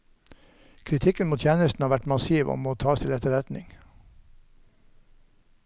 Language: Norwegian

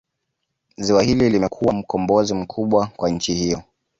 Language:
Swahili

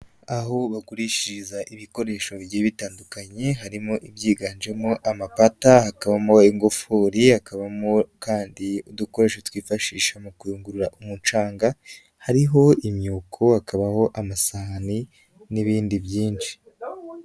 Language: Kinyarwanda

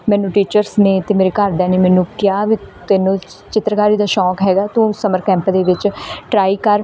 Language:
Punjabi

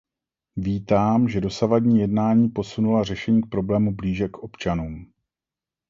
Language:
Czech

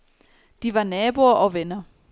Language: Danish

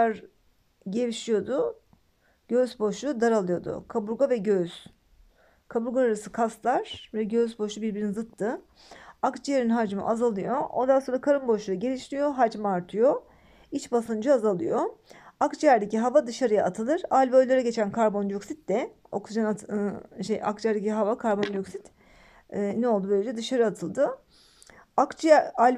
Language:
Turkish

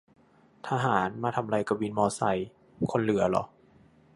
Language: Thai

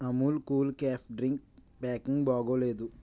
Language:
Telugu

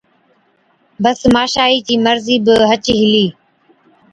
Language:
Od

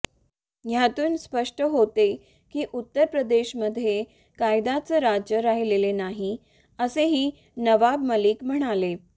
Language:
Marathi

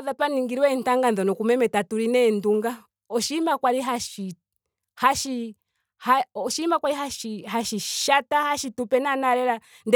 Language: Ndonga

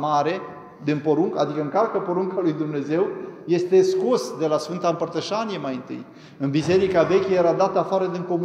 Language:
Romanian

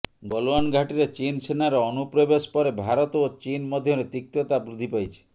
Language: Odia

